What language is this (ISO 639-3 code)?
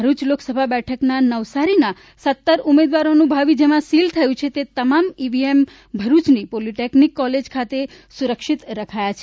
guj